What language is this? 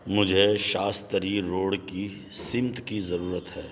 Urdu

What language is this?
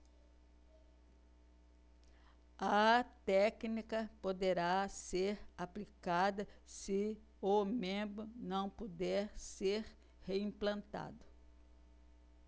Portuguese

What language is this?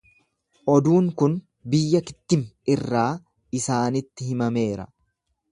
Oromo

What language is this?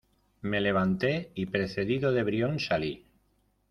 Spanish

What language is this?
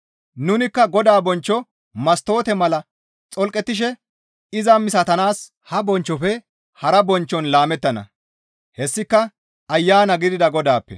Gamo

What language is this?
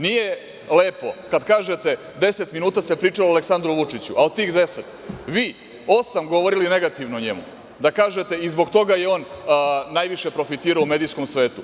Serbian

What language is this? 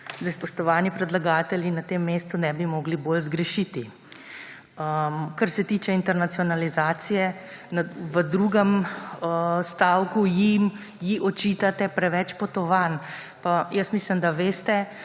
Slovenian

